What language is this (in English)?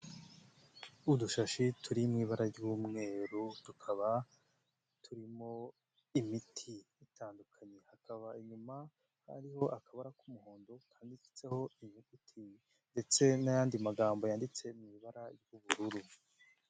Kinyarwanda